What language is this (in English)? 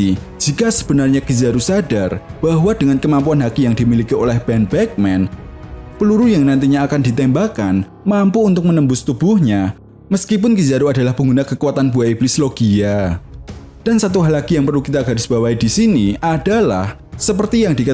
Indonesian